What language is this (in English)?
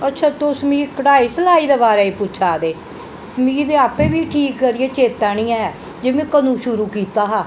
Dogri